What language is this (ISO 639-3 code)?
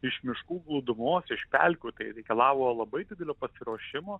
lit